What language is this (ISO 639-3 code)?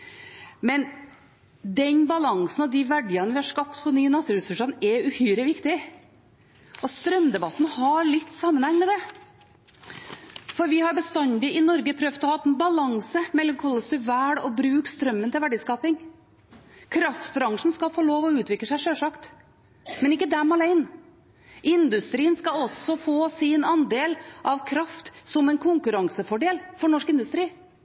nob